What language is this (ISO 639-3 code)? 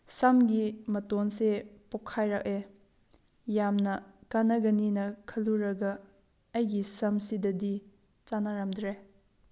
mni